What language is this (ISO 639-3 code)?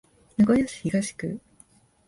jpn